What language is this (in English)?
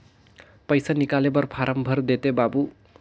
Chhattisgarhi